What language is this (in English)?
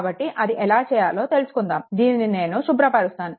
Telugu